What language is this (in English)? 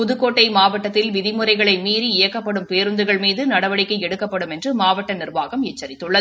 Tamil